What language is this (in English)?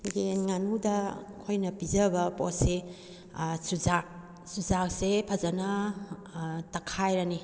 Manipuri